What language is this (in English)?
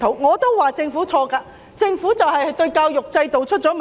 Cantonese